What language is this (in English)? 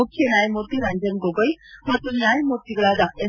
Kannada